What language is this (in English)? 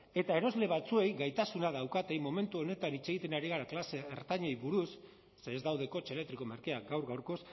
Basque